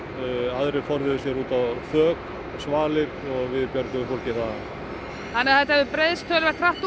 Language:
Icelandic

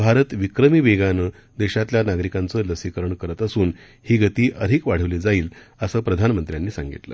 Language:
Marathi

